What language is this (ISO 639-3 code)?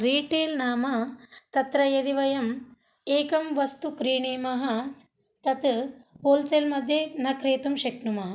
san